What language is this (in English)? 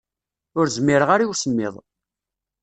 Kabyle